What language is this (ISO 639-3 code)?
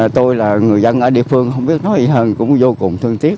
vie